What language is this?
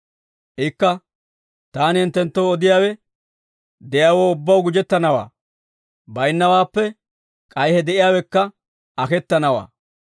Dawro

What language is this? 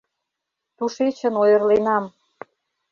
Mari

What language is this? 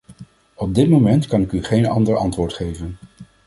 Dutch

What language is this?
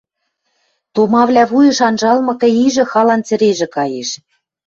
Western Mari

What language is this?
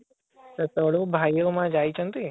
Odia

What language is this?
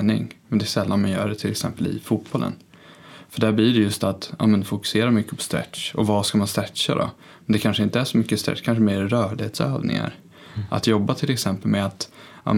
Swedish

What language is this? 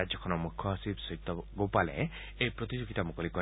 Assamese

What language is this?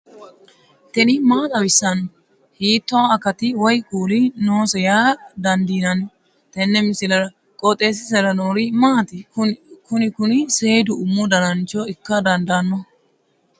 Sidamo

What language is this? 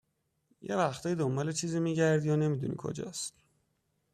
Persian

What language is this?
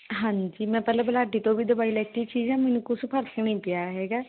Punjabi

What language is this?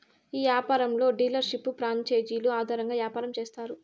Telugu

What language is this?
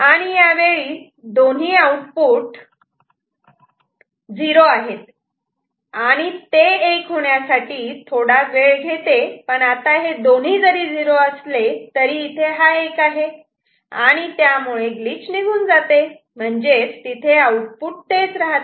Marathi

